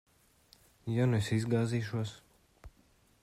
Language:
Latvian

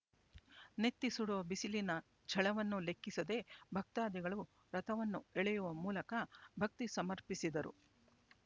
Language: Kannada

